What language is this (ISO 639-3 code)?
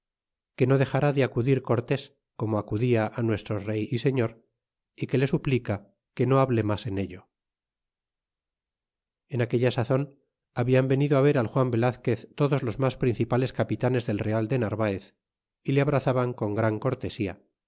spa